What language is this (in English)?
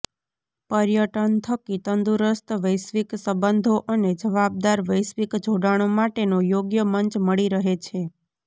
Gujarati